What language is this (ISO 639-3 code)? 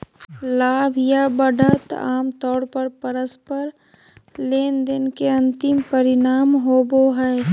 mag